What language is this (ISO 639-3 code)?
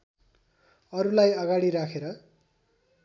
nep